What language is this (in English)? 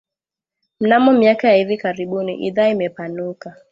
Swahili